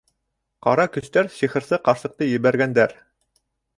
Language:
Bashkir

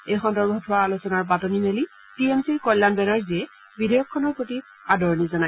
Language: Assamese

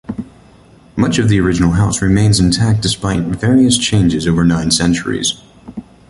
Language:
English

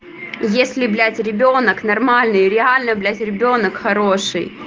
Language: Russian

